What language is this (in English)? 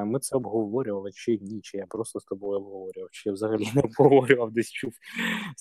Ukrainian